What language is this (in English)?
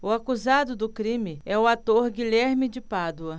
Portuguese